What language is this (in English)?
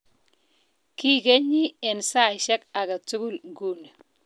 Kalenjin